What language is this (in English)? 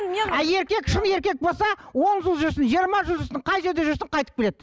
Kazakh